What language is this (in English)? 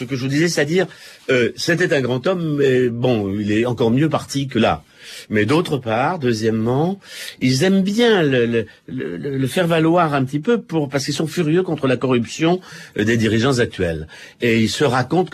French